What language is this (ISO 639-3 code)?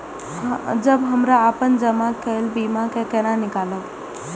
mai